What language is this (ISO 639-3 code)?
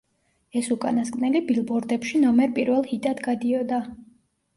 kat